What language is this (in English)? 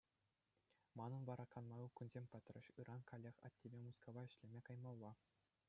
Chuvash